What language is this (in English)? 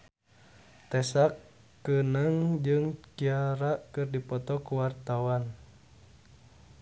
Sundanese